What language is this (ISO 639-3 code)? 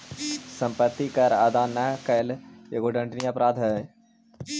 mag